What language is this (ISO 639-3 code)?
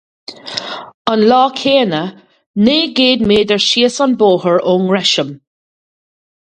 gle